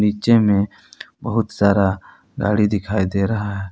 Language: Hindi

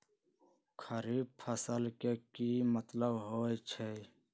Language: Magahi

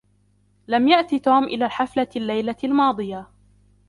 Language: Arabic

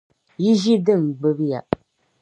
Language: Dagbani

